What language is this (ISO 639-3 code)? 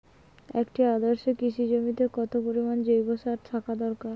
ben